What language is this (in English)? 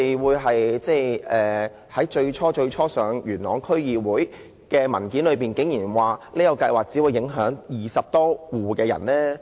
Cantonese